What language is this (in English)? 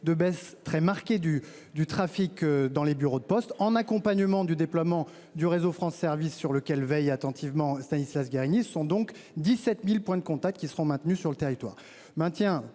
French